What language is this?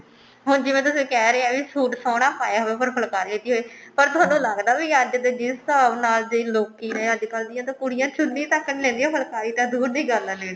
Punjabi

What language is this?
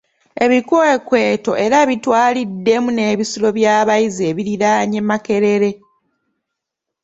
Ganda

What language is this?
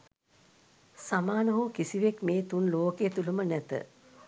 Sinhala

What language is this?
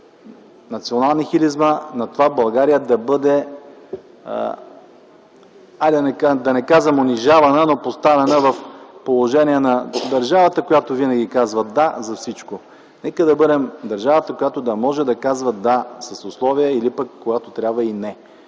Bulgarian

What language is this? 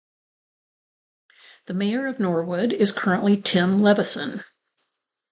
English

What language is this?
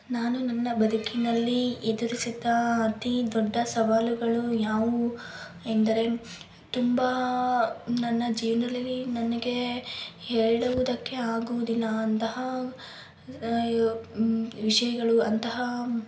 Kannada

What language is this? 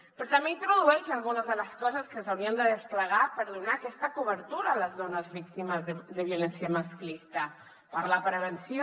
Catalan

